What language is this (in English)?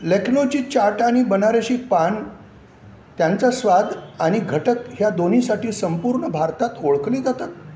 Marathi